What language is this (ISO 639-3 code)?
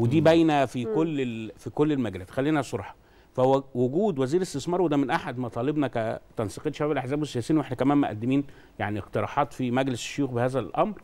ara